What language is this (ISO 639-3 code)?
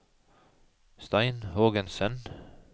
nor